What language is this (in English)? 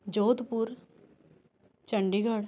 Punjabi